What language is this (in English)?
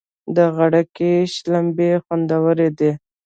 Pashto